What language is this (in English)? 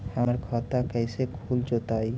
Magahi